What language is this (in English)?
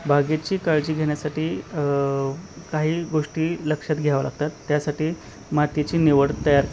Marathi